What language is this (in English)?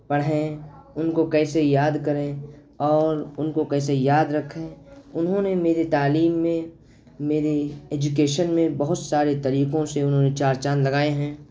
Urdu